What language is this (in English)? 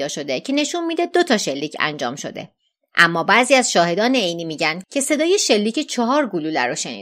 Persian